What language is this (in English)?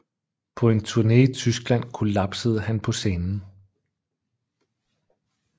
Danish